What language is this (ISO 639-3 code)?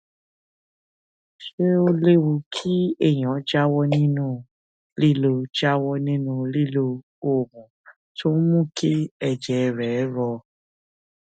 yor